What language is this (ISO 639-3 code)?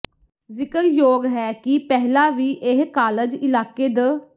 pan